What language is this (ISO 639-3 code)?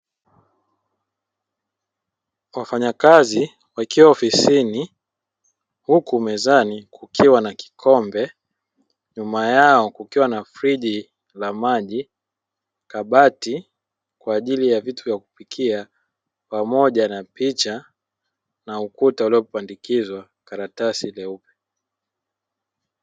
swa